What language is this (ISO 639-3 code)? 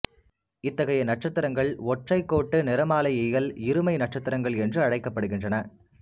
tam